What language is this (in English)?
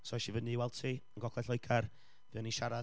Welsh